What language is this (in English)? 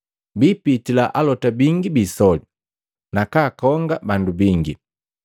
Matengo